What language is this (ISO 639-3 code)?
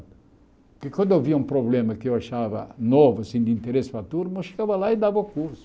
por